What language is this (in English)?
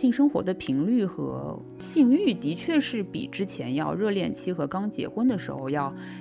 Chinese